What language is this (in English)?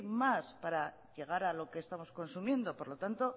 Spanish